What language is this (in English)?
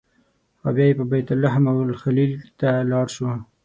Pashto